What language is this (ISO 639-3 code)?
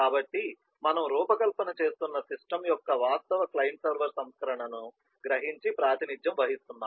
tel